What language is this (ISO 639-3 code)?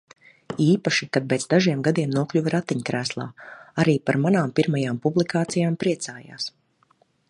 lav